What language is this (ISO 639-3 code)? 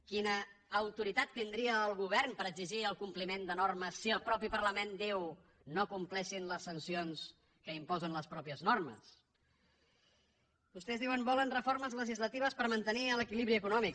cat